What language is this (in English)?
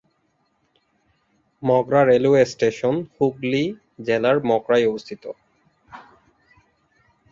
Bangla